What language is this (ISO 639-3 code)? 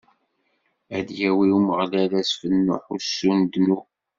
kab